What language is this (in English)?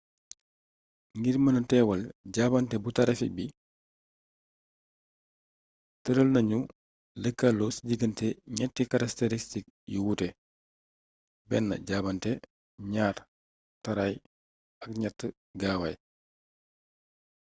Wolof